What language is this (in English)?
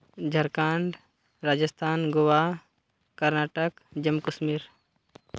Santali